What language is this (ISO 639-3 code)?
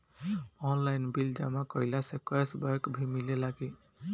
bho